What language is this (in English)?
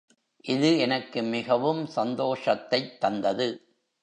Tamil